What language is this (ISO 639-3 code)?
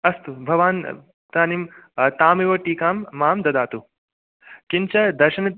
san